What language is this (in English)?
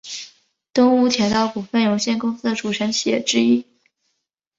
Chinese